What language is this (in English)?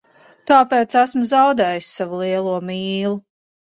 Latvian